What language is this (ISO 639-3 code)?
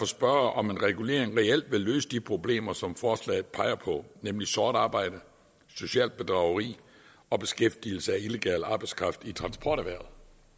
dan